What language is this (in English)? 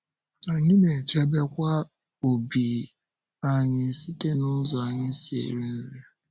Igbo